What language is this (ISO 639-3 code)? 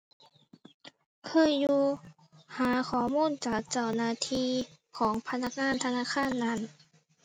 tha